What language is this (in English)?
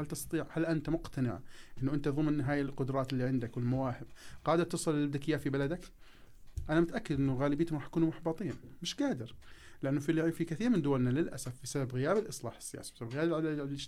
Arabic